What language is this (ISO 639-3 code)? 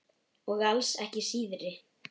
isl